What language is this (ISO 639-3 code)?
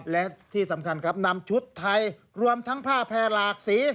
tha